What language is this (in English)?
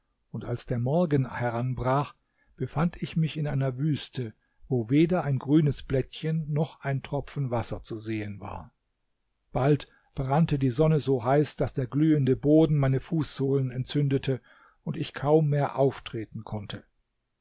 German